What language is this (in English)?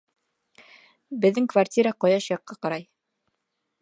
Bashkir